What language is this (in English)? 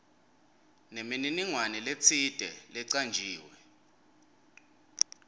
Swati